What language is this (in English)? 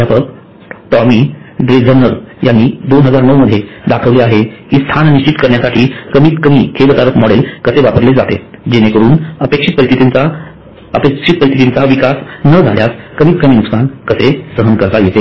Marathi